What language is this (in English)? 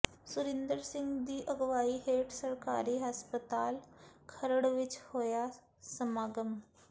Punjabi